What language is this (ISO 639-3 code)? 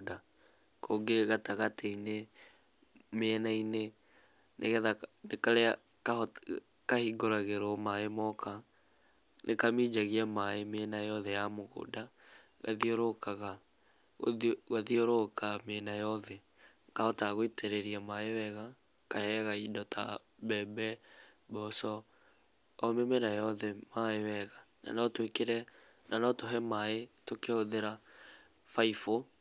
kik